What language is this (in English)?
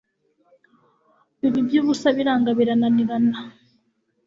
Kinyarwanda